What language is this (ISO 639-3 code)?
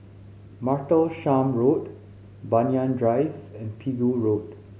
eng